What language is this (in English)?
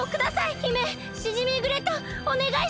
Japanese